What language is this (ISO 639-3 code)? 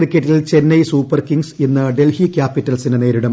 mal